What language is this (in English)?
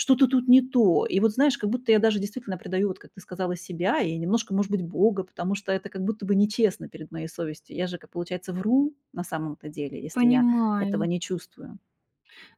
Russian